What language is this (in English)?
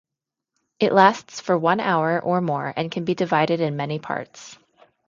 English